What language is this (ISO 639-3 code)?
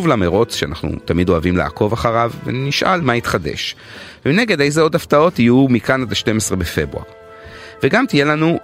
heb